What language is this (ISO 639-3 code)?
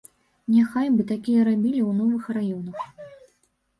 bel